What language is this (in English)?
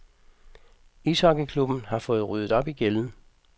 Danish